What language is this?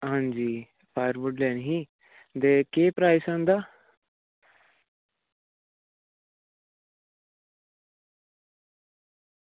Dogri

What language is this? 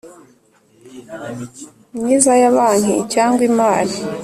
Kinyarwanda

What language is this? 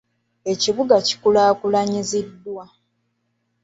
Ganda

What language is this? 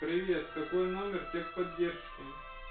Russian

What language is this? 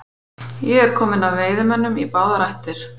Icelandic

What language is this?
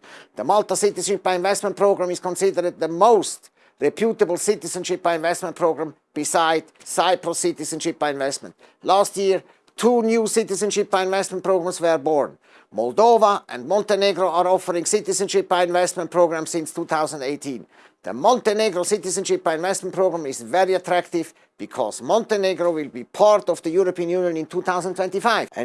English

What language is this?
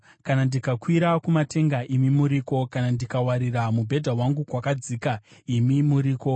Shona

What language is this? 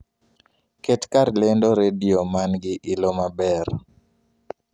Luo (Kenya and Tanzania)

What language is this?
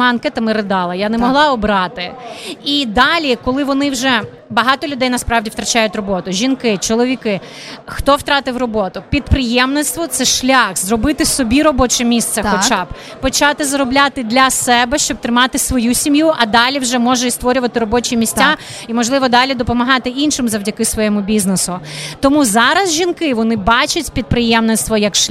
Ukrainian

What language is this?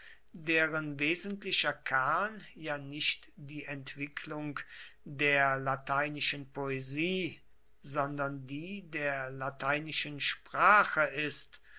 German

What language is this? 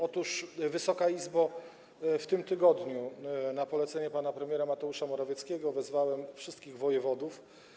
Polish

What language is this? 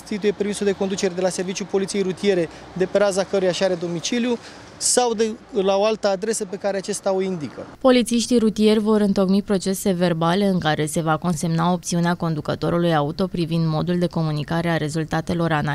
Romanian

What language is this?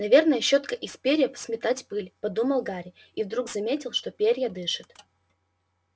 Russian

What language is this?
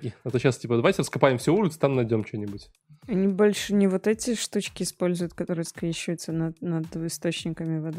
Russian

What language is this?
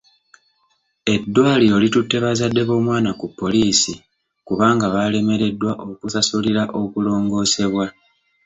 Ganda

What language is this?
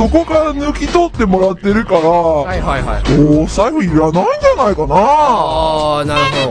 Japanese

